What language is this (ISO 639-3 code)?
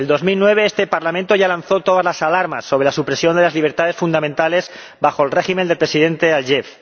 spa